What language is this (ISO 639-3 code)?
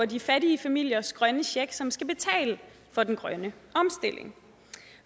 dan